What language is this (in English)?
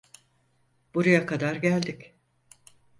Turkish